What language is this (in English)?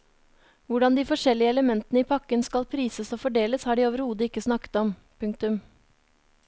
Norwegian